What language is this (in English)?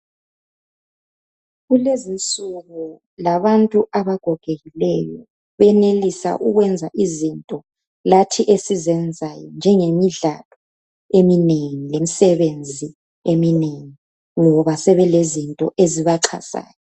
North Ndebele